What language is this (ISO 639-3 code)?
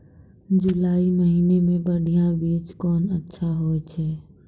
mai